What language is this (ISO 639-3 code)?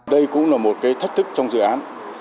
vie